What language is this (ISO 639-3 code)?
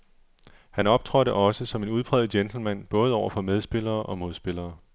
dan